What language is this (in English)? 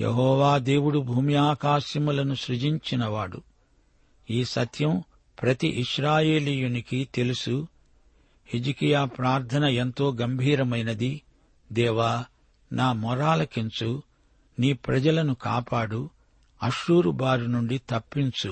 Telugu